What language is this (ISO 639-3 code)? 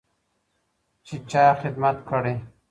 pus